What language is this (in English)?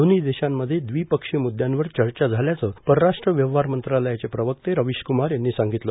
Marathi